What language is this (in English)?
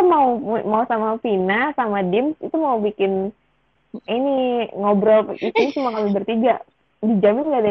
Indonesian